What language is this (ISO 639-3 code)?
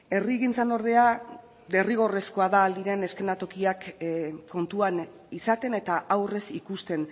eus